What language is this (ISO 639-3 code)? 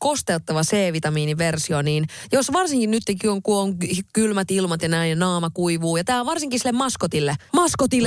fin